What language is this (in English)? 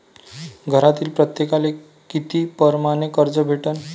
Marathi